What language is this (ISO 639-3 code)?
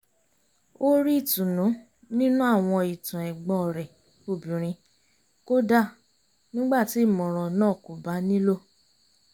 yor